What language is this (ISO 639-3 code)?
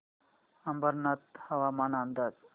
mar